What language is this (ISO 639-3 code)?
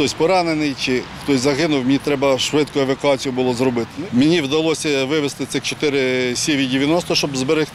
ukr